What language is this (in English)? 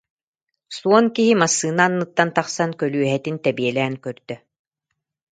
Yakut